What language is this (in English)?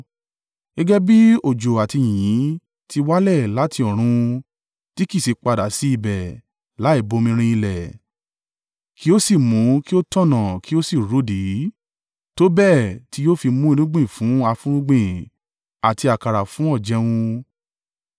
Yoruba